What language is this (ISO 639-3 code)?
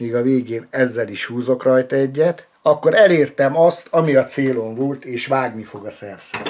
hun